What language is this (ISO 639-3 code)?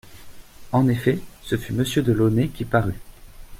fra